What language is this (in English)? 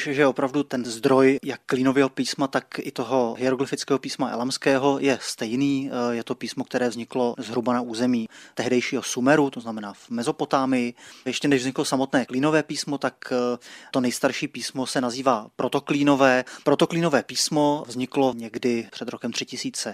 Czech